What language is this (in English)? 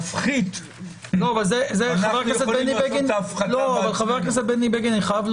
Hebrew